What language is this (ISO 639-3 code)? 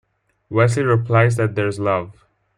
eng